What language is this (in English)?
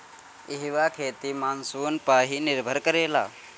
Bhojpuri